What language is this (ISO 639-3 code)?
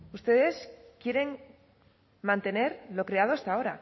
spa